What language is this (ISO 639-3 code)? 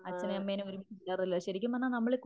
mal